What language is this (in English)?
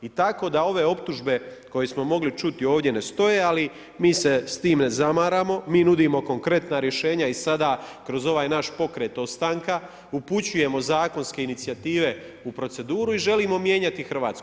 Croatian